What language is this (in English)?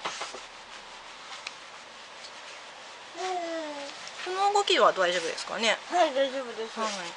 Japanese